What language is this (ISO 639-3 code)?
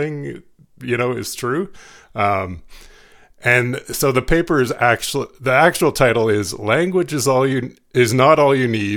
eng